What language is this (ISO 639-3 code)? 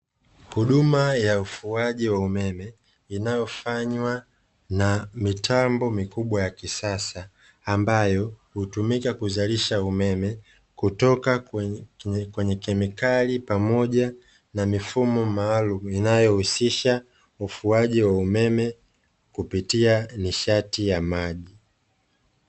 swa